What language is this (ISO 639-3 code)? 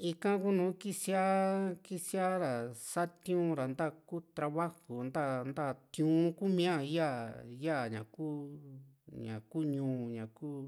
vmc